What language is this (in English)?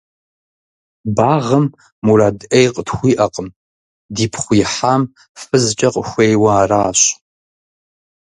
Kabardian